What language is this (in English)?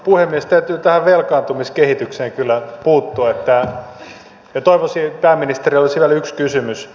Finnish